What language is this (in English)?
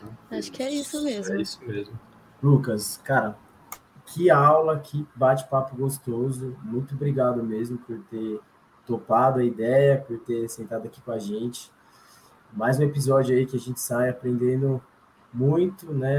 Portuguese